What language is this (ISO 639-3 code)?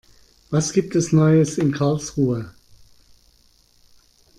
deu